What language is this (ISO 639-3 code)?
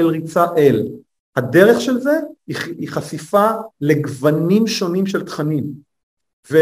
heb